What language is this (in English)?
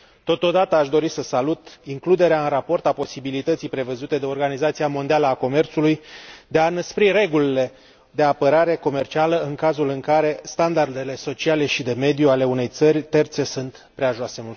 Romanian